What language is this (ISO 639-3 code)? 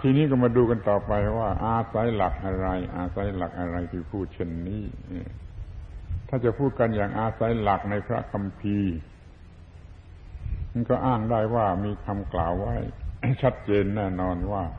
tha